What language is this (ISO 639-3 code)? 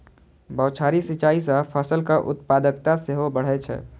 mai